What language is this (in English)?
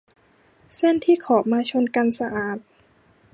Thai